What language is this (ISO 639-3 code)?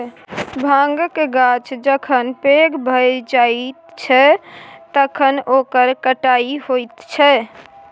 mai